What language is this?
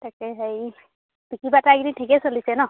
Assamese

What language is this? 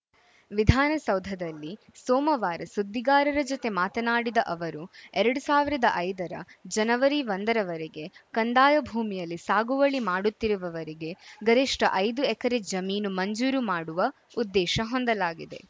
Kannada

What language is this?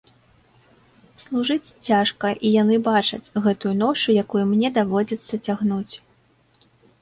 Belarusian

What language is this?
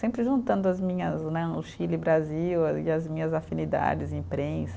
Portuguese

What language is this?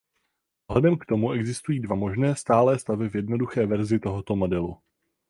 Czech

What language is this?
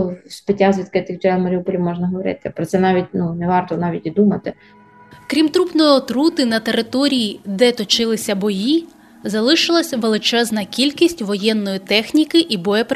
Ukrainian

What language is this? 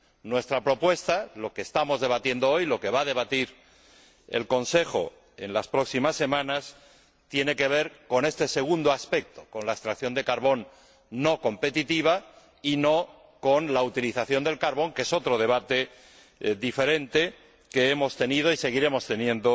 Spanish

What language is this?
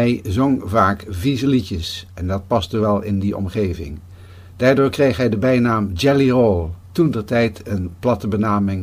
Dutch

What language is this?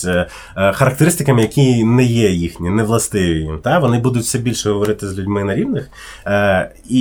Ukrainian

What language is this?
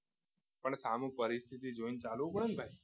Gujarati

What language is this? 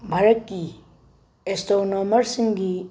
Manipuri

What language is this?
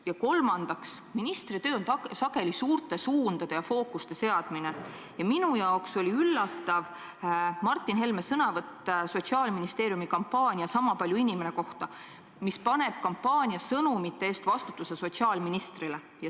Estonian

